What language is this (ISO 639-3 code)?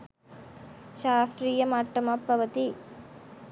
sin